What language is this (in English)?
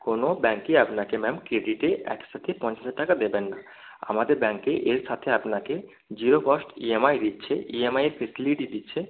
Bangla